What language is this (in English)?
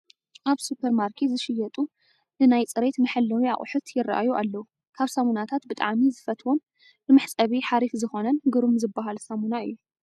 Tigrinya